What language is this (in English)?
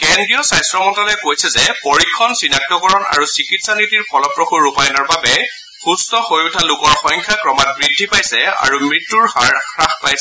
Assamese